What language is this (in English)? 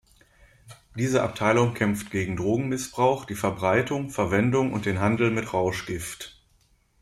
German